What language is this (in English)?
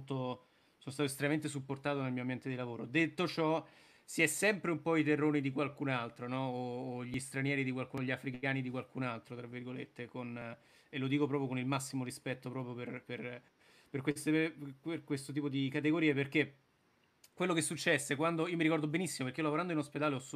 Italian